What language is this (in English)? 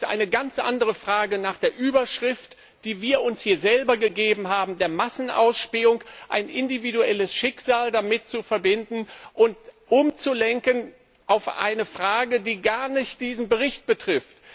German